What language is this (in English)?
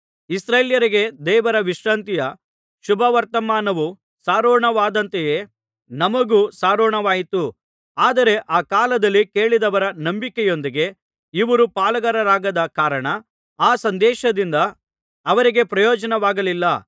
Kannada